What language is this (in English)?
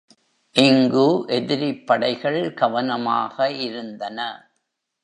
Tamil